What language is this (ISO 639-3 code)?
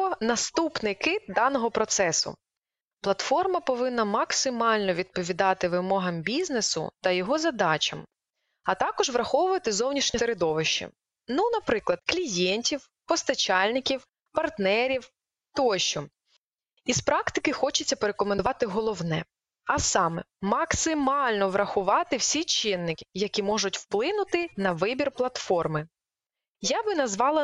ukr